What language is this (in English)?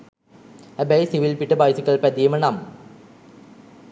Sinhala